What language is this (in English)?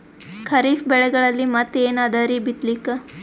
Kannada